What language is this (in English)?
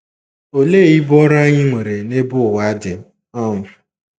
Igbo